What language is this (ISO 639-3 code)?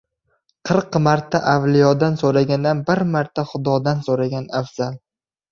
uzb